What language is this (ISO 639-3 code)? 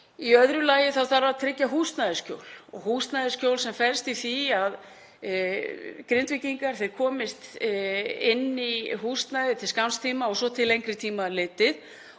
isl